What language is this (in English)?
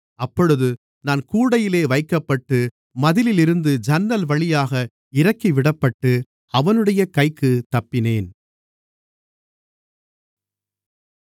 Tamil